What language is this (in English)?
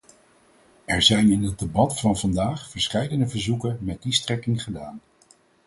Dutch